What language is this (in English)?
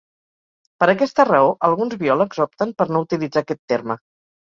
Catalan